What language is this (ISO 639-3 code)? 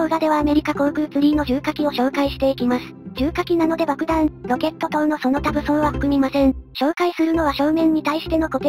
jpn